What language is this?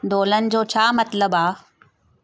Sindhi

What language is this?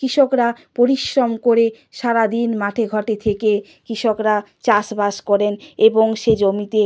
Bangla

